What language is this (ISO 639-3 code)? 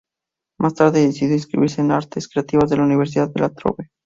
spa